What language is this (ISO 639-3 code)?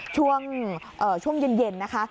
tha